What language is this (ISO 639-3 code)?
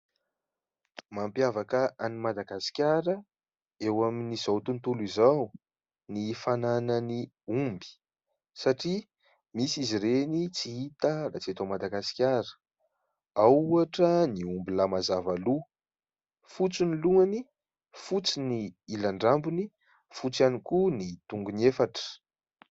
mlg